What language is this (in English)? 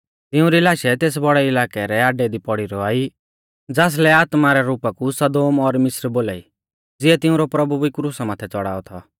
Mahasu Pahari